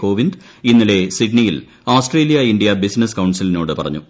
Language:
Malayalam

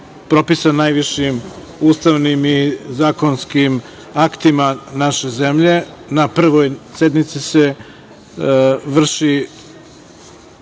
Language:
Serbian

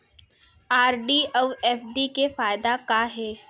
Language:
Chhattisgarhi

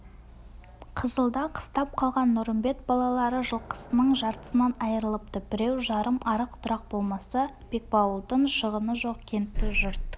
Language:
Kazakh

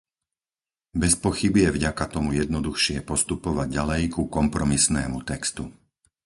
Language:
Slovak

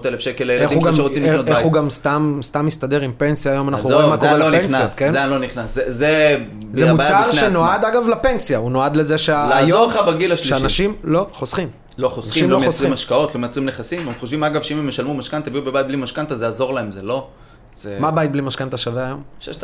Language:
Hebrew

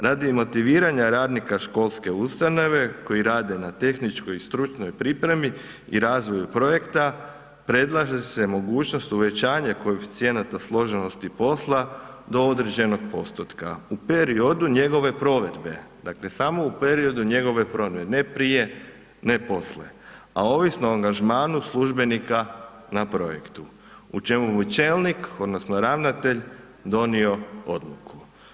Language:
Croatian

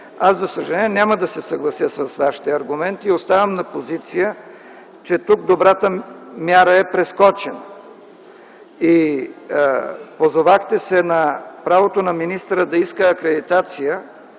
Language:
Bulgarian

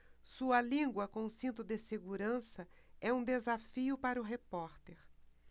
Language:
Portuguese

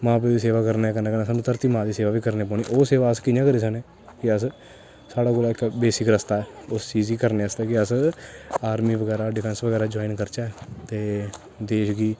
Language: Dogri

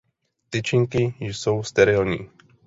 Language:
Czech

